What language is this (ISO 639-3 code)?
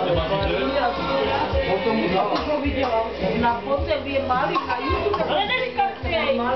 ces